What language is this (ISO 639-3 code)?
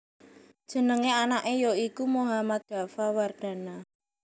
jav